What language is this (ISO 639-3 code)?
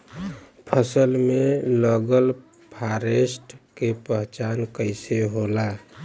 bho